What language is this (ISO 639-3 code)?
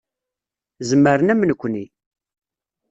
kab